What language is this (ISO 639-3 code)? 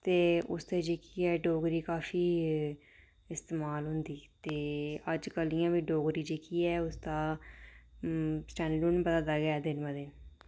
doi